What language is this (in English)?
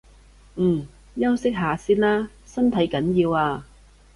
Cantonese